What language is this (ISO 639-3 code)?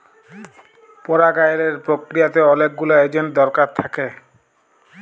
ben